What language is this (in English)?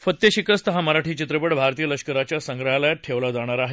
Marathi